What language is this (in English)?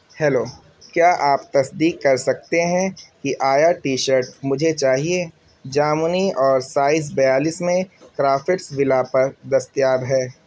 Urdu